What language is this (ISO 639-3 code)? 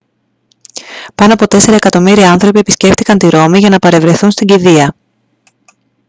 ell